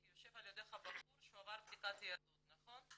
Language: Hebrew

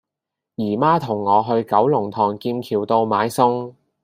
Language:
Cantonese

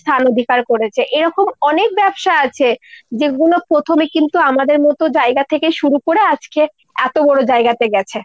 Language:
Bangla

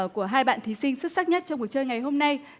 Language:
Vietnamese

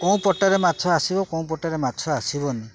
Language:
Odia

